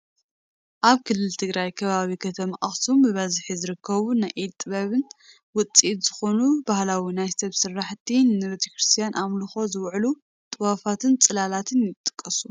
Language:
Tigrinya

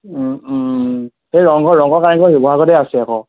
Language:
Assamese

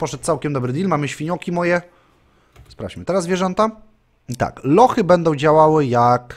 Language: Polish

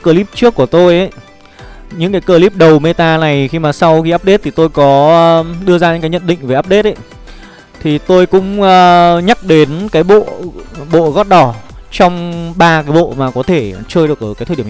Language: Vietnamese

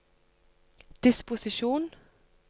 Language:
Norwegian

